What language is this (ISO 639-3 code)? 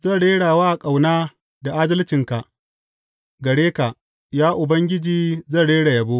hau